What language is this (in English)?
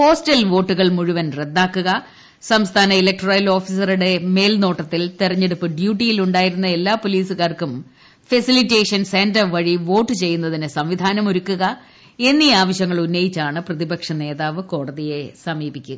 Malayalam